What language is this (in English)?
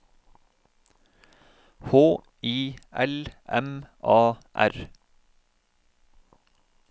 Norwegian